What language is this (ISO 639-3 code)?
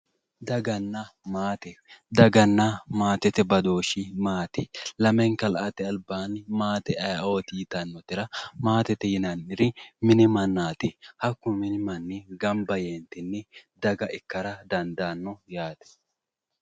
sid